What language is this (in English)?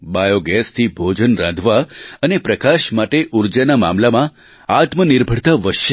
Gujarati